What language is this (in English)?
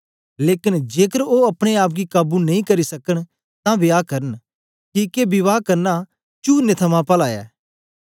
Dogri